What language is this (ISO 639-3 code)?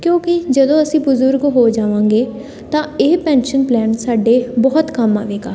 pan